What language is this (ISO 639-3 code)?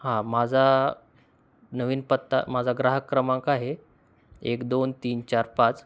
mar